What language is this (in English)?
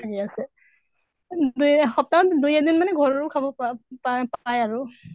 Assamese